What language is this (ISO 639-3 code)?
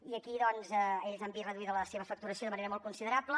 cat